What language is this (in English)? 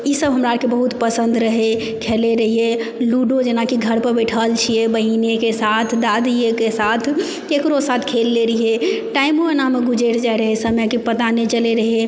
Maithili